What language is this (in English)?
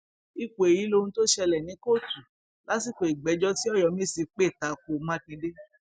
Yoruba